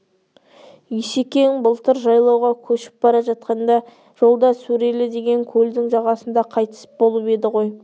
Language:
Kazakh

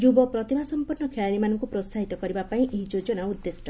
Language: Odia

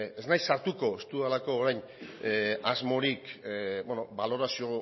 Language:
Basque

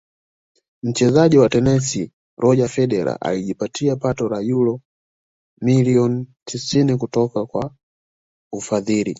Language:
Swahili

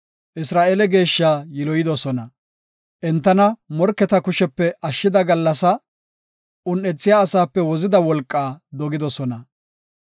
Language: Gofa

